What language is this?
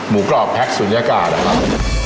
Thai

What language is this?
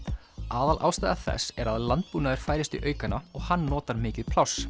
Icelandic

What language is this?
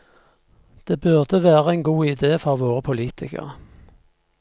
Norwegian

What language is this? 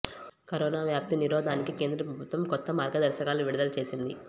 Telugu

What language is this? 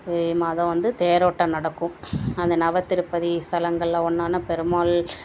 Tamil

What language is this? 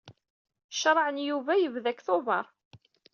Kabyle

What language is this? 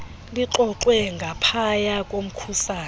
Xhosa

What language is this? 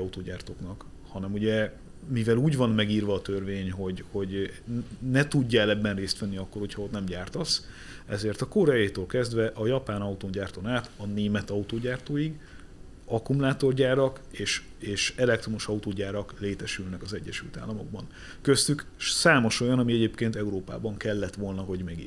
Hungarian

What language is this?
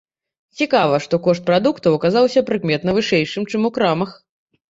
Belarusian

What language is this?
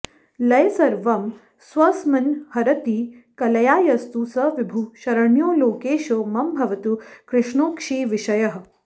Sanskrit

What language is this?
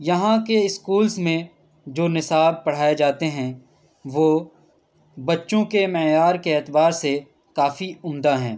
Urdu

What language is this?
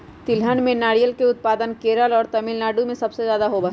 Magahi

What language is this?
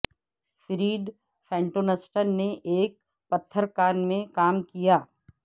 Urdu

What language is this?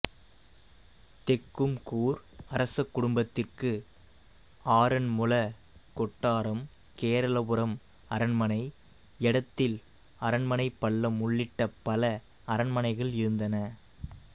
Tamil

